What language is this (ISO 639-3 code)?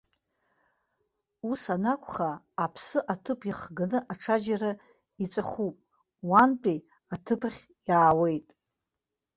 abk